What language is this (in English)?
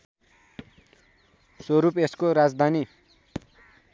Nepali